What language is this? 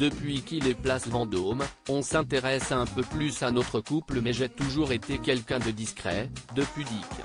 French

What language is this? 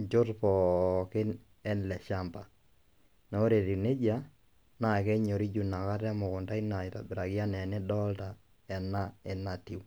Masai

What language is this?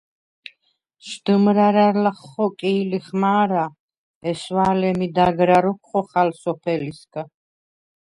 Svan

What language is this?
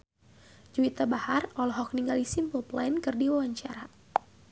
Sundanese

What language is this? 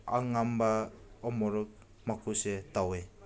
Manipuri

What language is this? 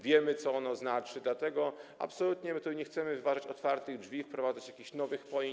Polish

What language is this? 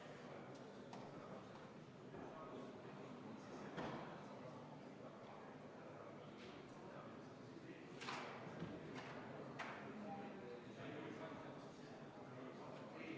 Estonian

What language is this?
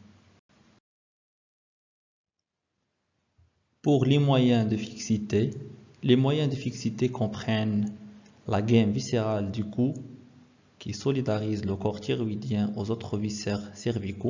French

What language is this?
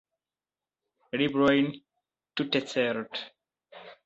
Esperanto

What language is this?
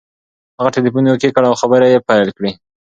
Pashto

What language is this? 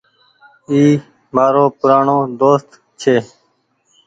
Goaria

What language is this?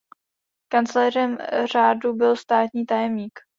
Czech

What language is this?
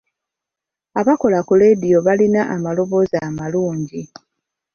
Ganda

